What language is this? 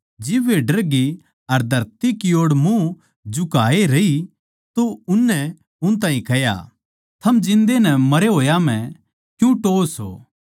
Haryanvi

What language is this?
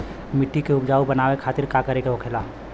Bhojpuri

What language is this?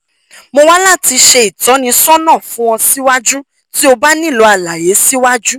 Yoruba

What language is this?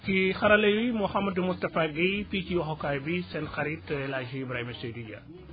Wolof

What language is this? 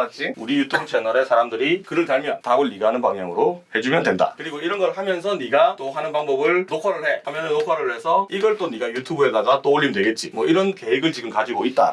Korean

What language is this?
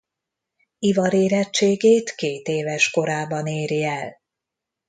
Hungarian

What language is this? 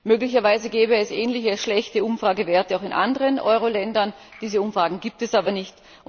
German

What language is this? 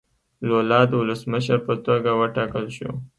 Pashto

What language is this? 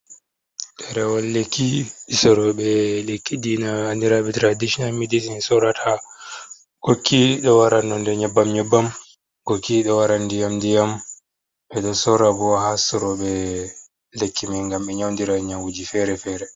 Fula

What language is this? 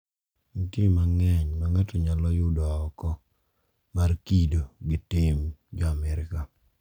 Luo (Kenya and Tanzania)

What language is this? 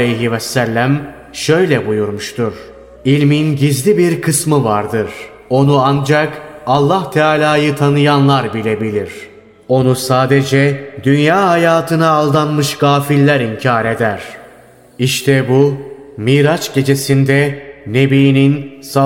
Turkish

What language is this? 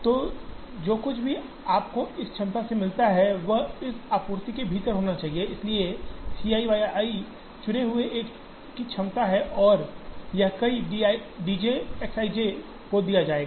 Hindi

